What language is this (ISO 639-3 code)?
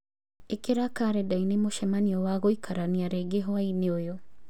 kik